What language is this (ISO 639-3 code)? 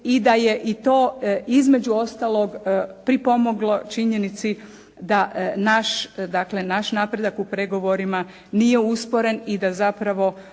hrv